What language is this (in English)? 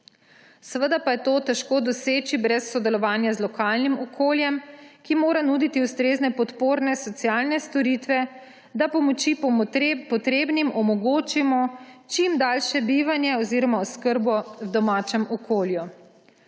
Slovenian